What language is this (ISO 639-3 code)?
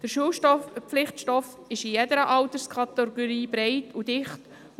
gsw